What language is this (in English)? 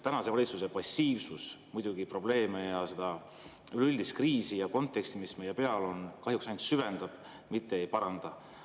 Estonian